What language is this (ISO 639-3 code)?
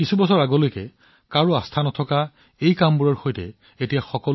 asm